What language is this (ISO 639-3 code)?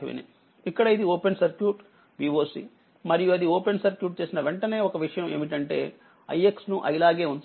tel